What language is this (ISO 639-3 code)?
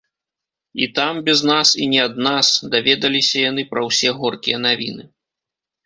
bel